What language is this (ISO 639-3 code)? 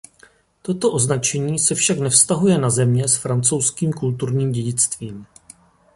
ces